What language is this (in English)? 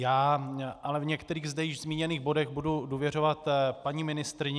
Czech